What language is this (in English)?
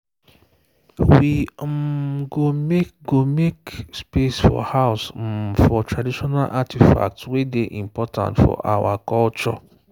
Nigerian Pidgin